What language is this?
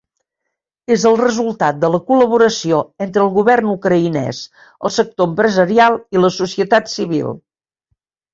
Catalan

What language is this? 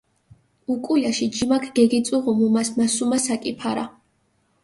Mingrelian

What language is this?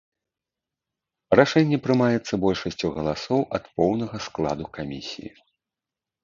Belarusian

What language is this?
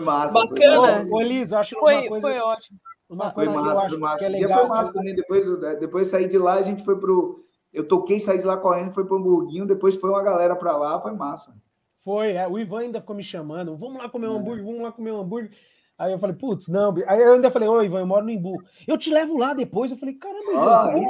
Portuguese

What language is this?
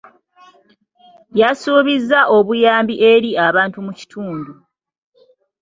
Ganda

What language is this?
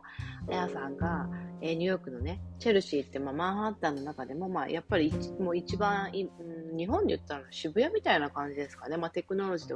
Japanese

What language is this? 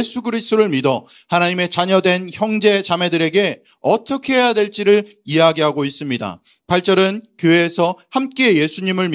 Korean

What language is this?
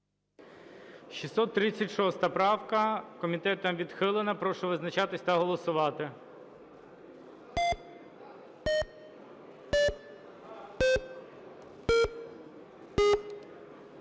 Ukrainian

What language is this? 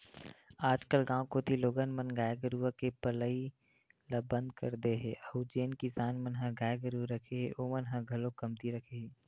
Chhattisgarhi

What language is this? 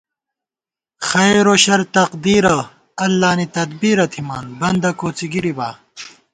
Gawar-Bati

